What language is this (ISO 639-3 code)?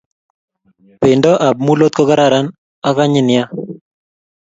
kln